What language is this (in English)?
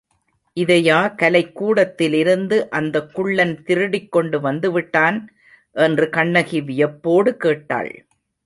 Tamil